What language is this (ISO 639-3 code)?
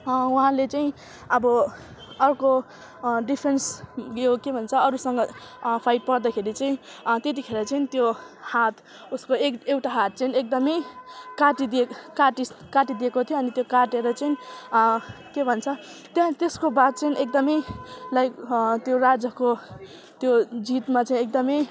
nep